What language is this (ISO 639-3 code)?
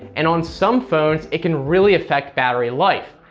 eng